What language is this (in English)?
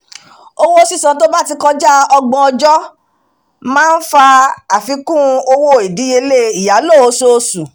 Yoruba